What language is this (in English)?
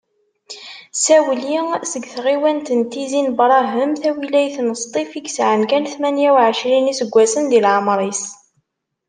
Kabyle